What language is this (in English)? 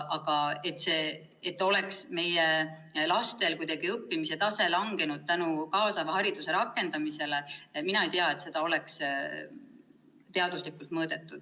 Estonian